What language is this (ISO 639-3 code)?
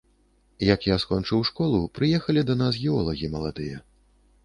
bel